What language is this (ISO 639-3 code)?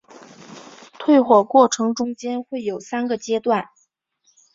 zho